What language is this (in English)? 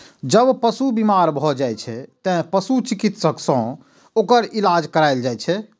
Maithili